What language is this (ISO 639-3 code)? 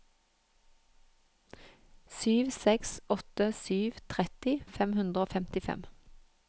nor